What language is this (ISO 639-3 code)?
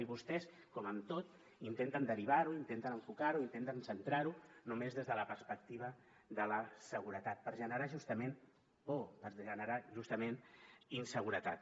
cat